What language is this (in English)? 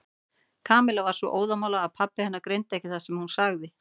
Icelandic